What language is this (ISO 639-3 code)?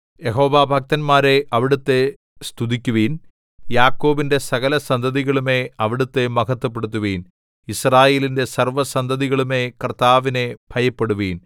mal